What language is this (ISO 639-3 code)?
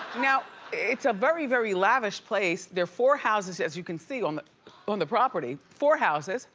eng